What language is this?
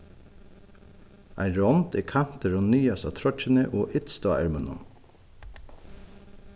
Faroese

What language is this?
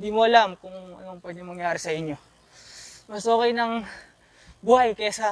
Filipino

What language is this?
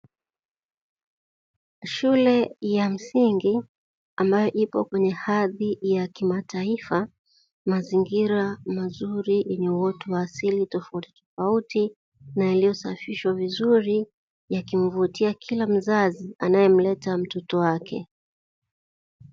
Swahili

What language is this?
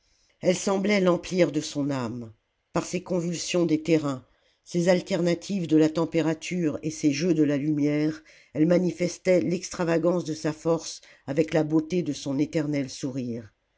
French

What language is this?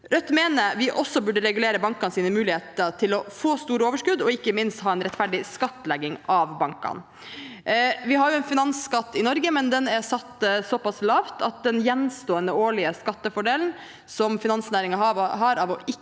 Norwegian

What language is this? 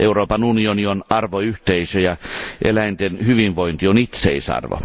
Finnish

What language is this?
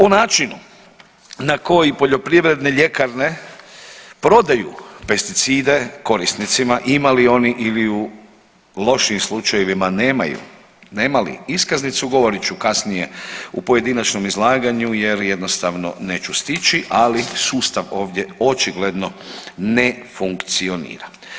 Croatian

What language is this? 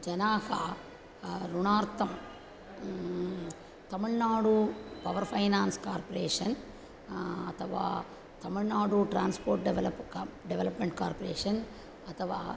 Sanskrit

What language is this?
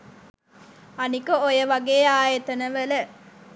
Sinhala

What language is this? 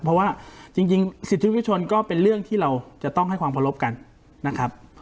Thai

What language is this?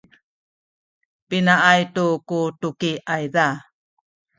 Sakizaya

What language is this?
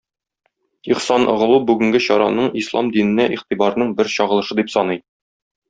Tatar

